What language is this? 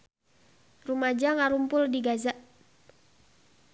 Sundanese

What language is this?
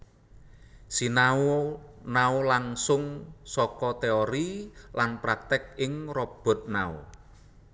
Javanese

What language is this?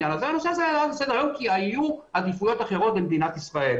Hebrew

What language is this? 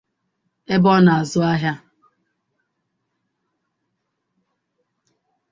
Igbo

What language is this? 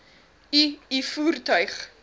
Afrikaans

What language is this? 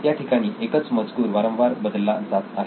Marathi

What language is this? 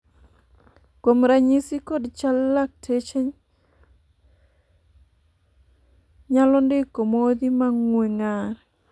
Luo (Kenya and Tanzania)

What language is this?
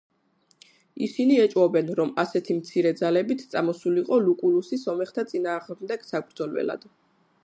Georgian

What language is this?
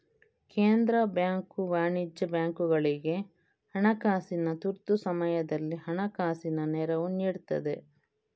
Kannada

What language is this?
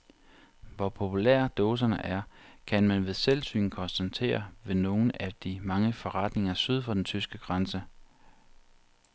Danish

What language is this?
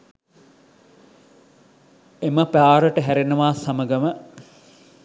Sinhala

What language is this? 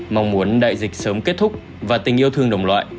Vietnamese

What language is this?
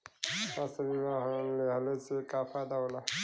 Bhojpuri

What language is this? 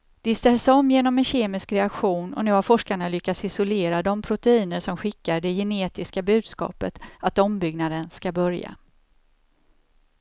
Swedish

